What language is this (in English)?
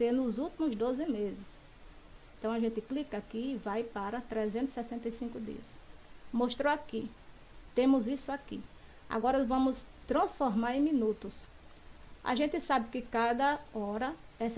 Portuguese